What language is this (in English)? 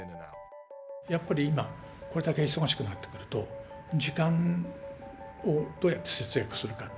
Japanese